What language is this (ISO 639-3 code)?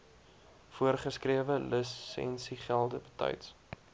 afr